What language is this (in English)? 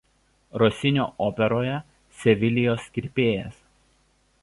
Lithuanian